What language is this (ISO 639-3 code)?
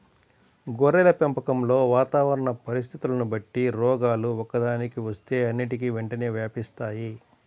tel